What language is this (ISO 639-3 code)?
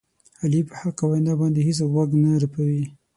pus